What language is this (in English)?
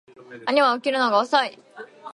Japanese